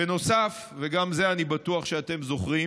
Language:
Hebrew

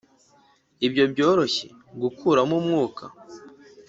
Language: Kinyarwanda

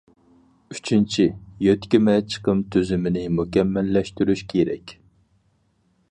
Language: Uyghur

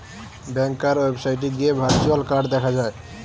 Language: Bangla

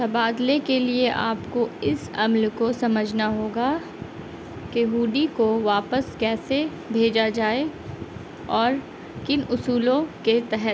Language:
Urdu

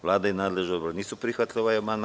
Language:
Serbian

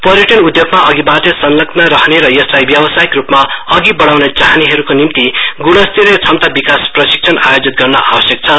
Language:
Nepali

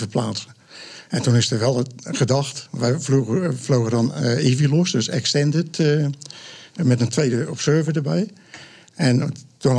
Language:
Dutch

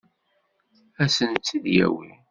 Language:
Kabyle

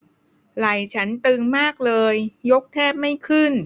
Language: Thai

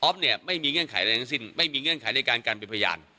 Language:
Thai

